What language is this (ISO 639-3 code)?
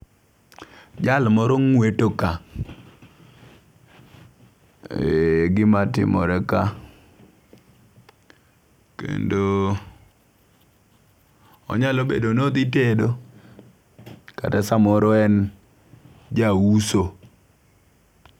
luo